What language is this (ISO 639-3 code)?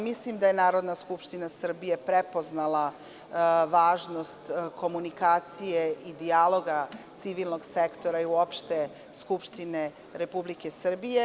srp